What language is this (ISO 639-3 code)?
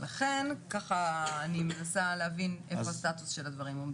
heb